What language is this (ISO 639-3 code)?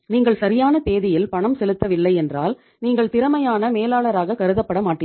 tam